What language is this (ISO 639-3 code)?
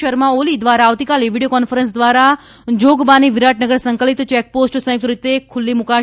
guj